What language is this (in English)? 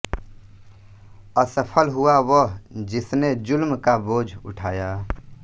Hindi